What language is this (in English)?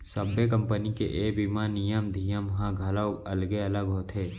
Chhattisgarhi